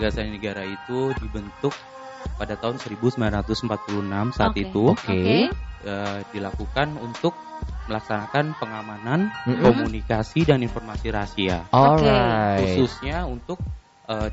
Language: Indonesian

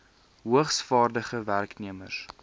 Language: Afrikaans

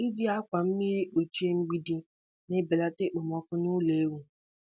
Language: Igbo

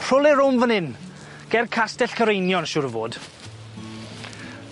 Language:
Welsh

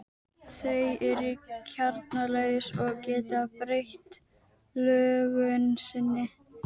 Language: Icelandic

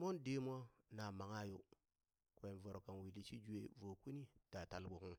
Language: Burak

